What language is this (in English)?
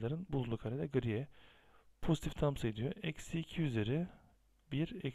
Turkish